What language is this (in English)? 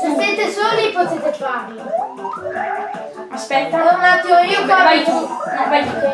Italian